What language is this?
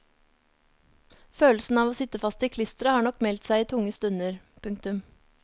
Norwegian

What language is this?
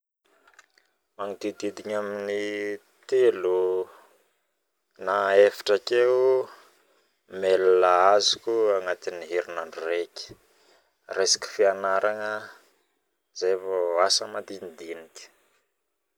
Northern Betsimisaraka Malagasy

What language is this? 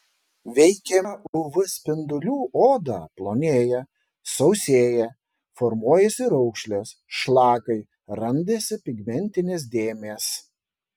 Lithuanian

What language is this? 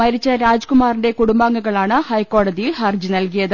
Malayalam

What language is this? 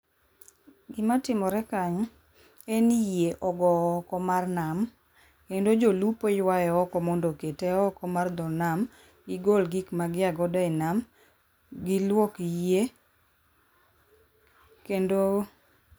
Luo (Kenya and Tanzania)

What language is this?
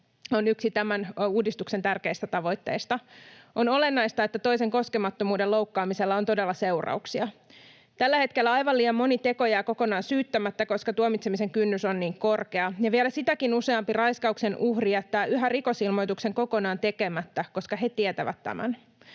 Finnish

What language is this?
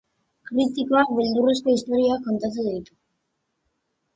Basque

